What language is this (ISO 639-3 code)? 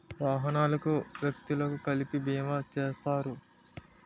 tel